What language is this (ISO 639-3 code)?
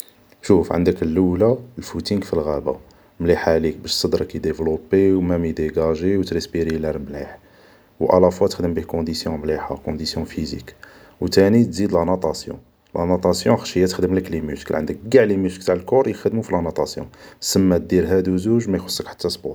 arq